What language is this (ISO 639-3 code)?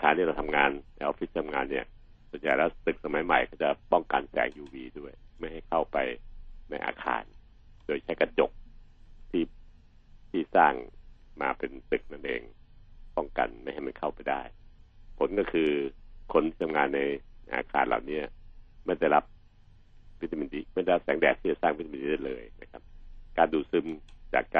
tha